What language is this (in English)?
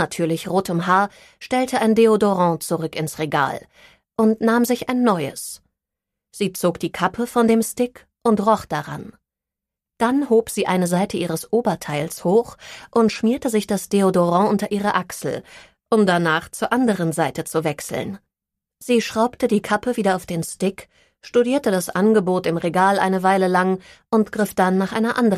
German